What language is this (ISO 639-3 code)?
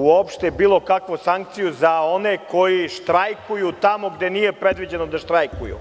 srp